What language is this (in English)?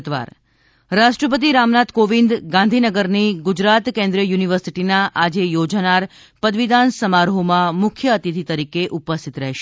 Gujarati